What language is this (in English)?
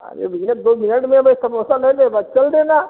Hindi